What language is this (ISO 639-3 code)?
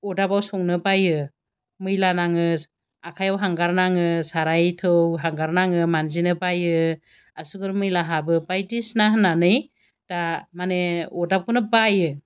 brx